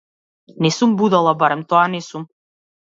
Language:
Macedonian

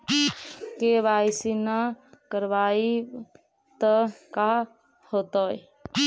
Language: Magahi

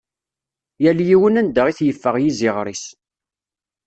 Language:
Kabyle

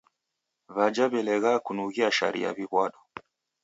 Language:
Taita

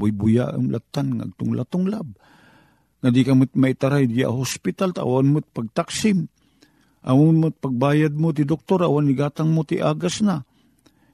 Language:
Filipino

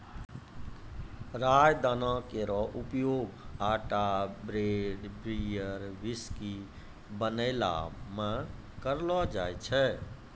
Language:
Maithili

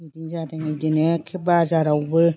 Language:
Bodo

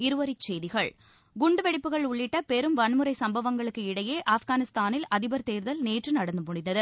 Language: Tamil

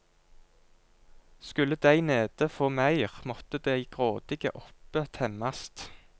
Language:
Norwegian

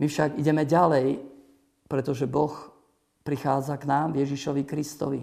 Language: Slovak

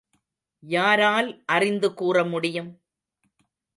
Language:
Tamil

